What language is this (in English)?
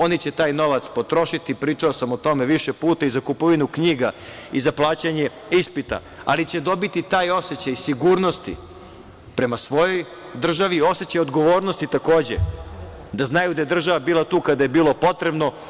Serbian